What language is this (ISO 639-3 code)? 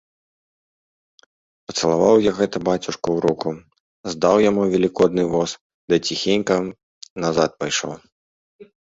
bel